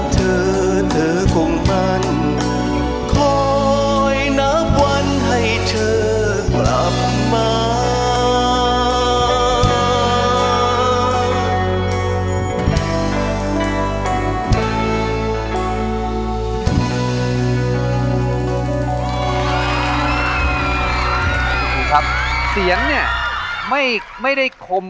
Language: Thai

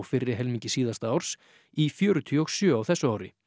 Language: Icelandic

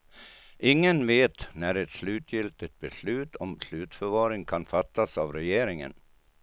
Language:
Swedish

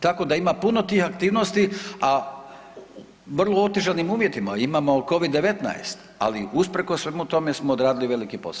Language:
Croatian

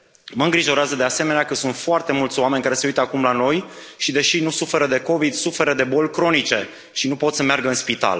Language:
Romanian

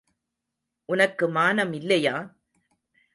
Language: Tamil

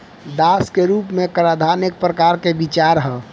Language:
Bhojpuri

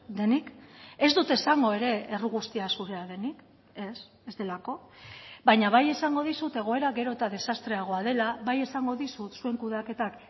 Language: Basque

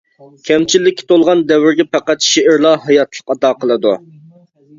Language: Uyghur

